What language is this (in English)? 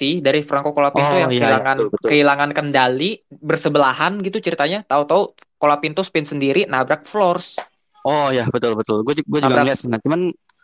Indonesian